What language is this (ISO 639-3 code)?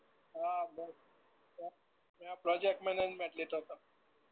guj